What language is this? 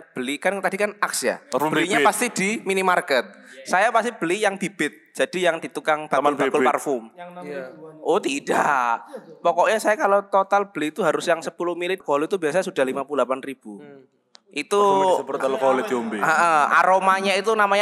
Indonesian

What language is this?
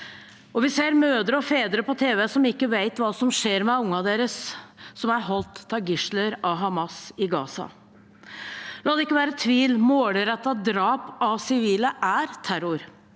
Norwegian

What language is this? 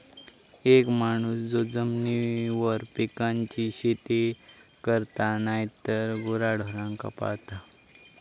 Marathi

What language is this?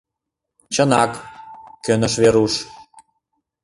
Mari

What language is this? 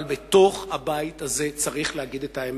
Hebrew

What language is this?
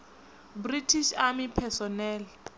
Venda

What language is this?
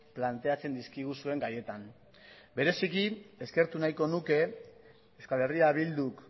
Basque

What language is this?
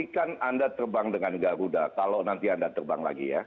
Indonesian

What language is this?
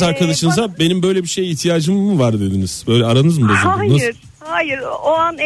Turkish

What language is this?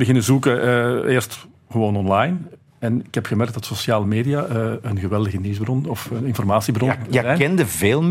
Dutch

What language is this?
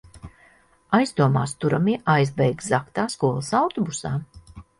Latvian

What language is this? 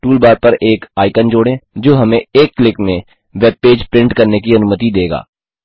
Hindi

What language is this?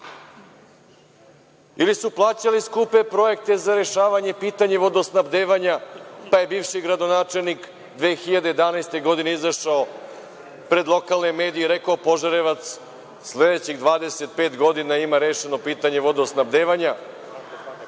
Serbian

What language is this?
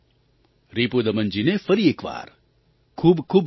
Gujarati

